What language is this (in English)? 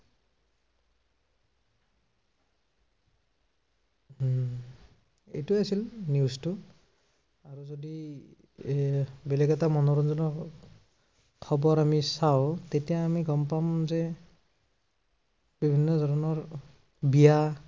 Assamese